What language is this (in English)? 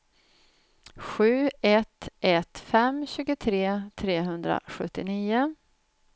Swedish